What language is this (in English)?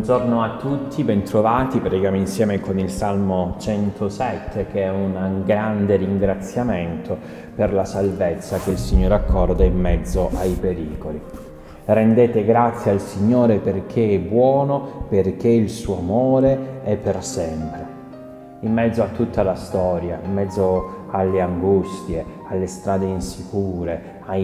Italian